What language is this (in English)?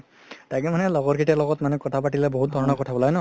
Assamese